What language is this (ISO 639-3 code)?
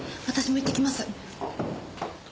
jpn